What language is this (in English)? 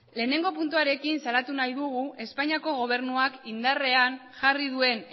Basque